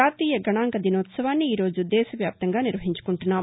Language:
Telugu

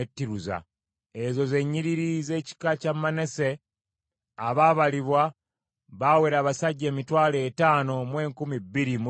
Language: Ganda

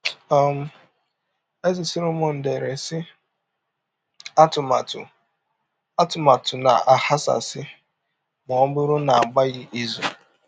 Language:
Igbo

